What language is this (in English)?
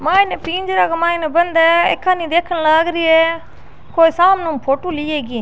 Rajasthani